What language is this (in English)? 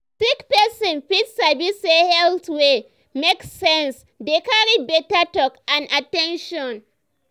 Nigerian Pidgin